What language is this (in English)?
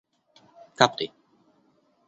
Esperanto